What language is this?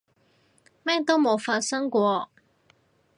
Cantonese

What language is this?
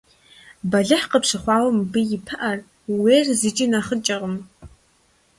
Kabardian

